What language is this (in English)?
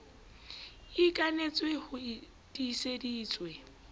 Southern Sotho